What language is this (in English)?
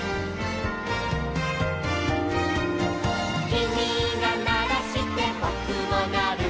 Japanese